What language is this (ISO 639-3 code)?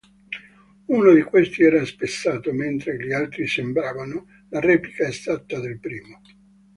ita